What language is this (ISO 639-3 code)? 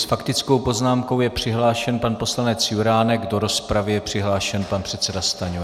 ces